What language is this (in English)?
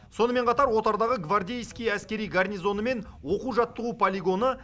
Kazakh